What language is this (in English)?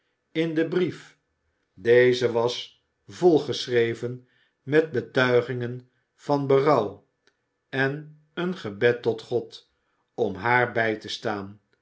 Dutch